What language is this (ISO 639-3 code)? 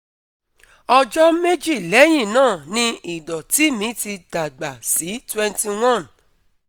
yor